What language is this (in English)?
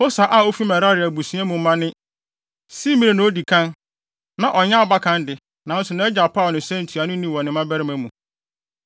Akan